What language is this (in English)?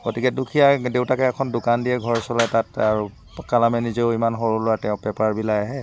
Assamese